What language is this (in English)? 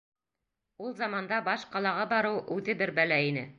Bashkir